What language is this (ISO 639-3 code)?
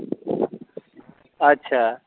mai